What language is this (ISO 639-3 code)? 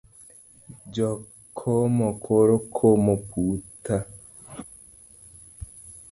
luo